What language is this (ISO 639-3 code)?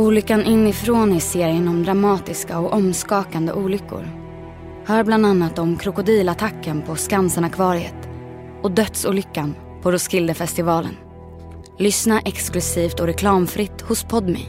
swe